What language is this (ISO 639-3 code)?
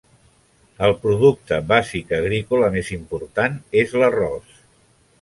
cat